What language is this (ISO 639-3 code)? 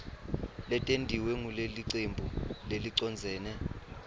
ssw